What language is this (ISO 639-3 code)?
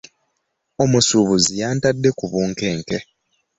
lug